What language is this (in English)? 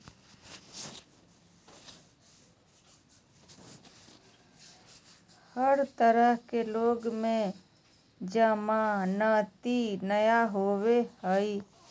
Magahi